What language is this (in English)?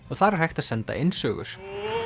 Icelandic